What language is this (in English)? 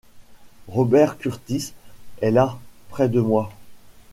French